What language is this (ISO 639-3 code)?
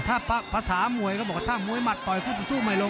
tha